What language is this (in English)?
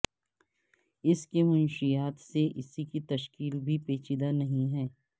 Urdu